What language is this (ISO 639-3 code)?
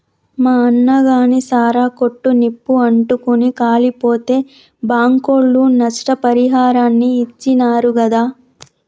tel